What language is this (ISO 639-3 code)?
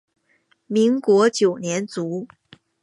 zho